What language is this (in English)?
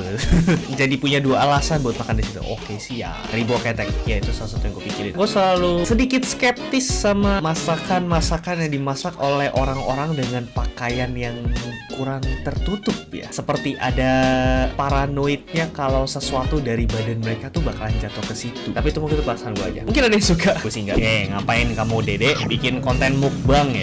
Indonesian